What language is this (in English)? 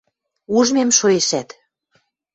Western Mari